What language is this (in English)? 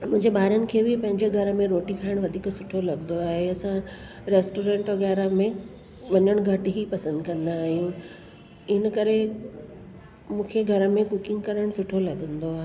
Sindhi